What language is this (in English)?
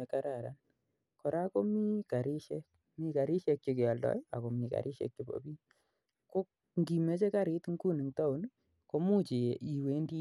Kalenjin